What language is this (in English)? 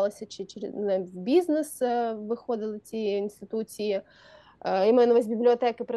Ukrainian